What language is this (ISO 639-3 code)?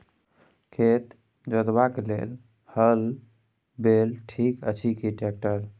mai